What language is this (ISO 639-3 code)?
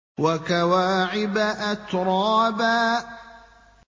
ara